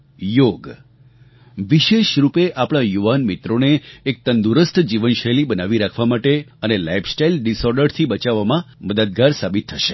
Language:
Gujarati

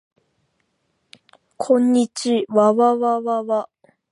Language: Japanese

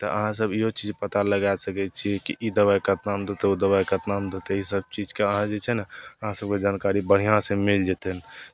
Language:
Maithili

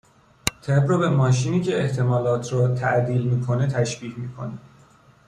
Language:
Persian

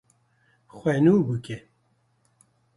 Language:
Kurdish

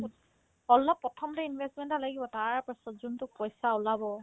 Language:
Assamese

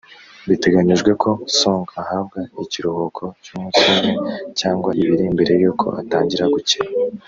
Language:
Kinyarwanda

